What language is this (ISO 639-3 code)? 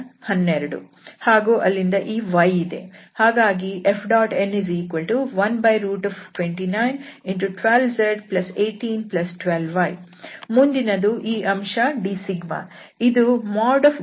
kan